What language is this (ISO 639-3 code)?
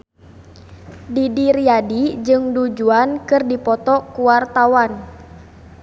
sun